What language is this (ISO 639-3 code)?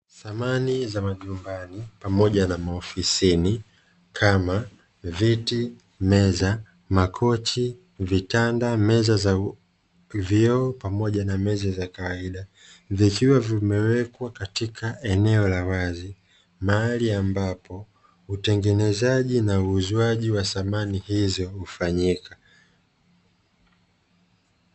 swa